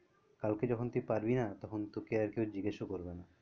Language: Bangla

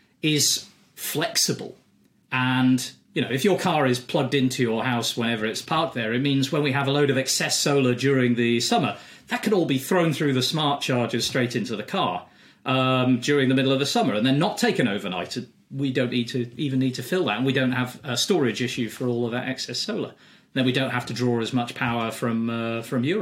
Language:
English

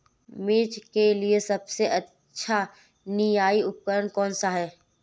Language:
Hindi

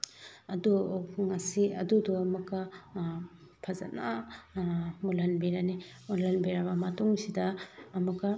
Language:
Manipuri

